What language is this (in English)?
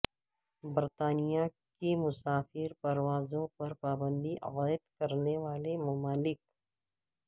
Urdu